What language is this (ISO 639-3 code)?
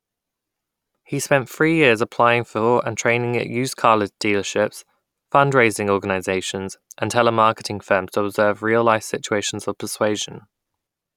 eng